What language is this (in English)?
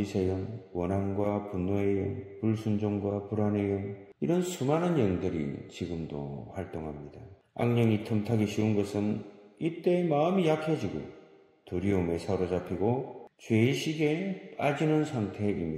Korean